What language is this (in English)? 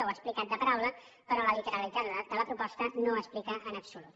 Catalan